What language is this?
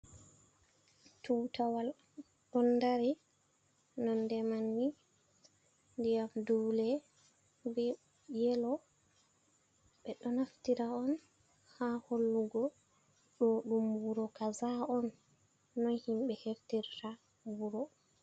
Fula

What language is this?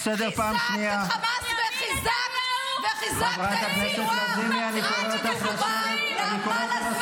Hebrew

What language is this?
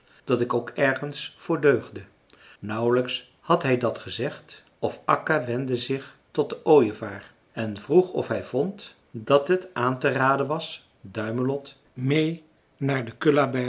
Dutch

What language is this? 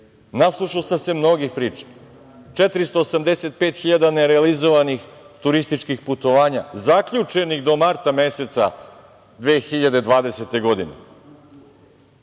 Serbian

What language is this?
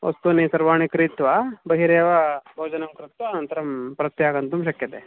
Sanskrit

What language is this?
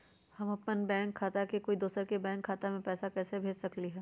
Magahi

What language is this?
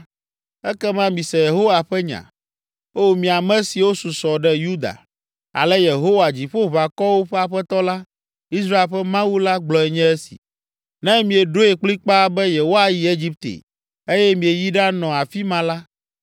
Ewe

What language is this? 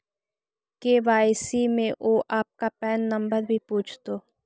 Magahi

